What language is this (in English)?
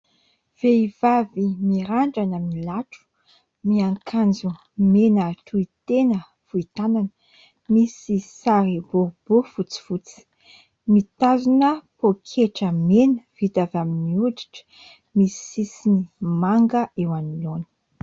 Malagasy